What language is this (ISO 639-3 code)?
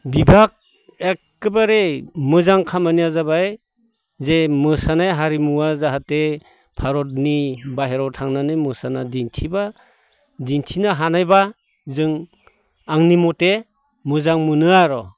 brx